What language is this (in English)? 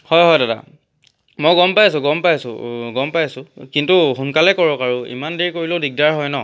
Assamese